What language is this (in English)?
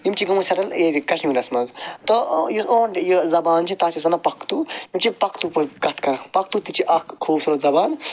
Kashmiri